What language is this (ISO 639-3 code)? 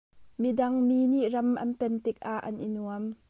cnh